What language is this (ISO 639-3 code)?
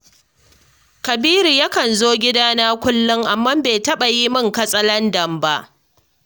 hau